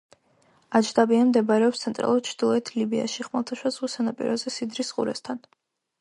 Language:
Georgian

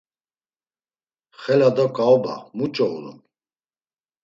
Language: Laz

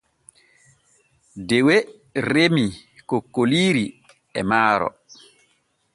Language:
Borgu Fulfulde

